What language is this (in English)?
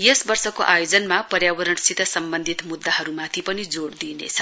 Nepali